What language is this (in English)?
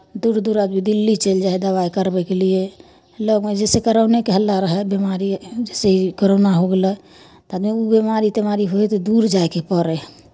Maithili